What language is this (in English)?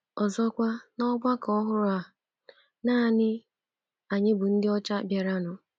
Igbo